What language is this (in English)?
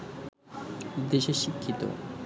Bangla